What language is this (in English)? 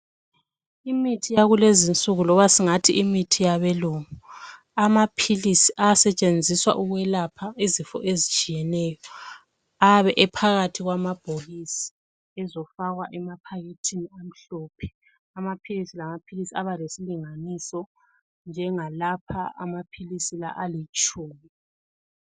North Ndebele